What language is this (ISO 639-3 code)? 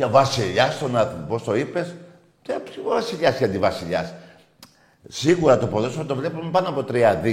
ell